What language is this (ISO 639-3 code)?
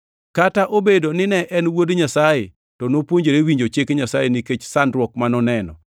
luo